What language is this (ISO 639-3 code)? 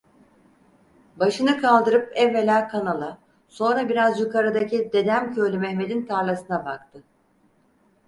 tur